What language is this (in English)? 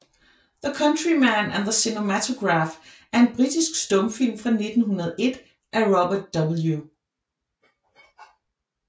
Danish